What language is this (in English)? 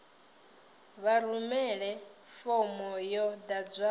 Venda